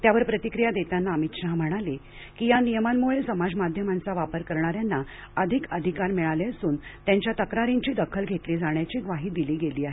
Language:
Marathi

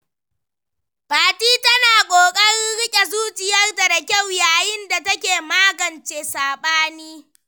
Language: Hausa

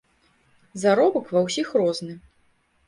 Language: Belarusian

